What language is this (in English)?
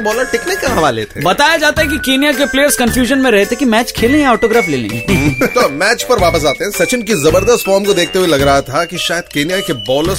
Hindi